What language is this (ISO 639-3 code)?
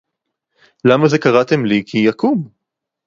heb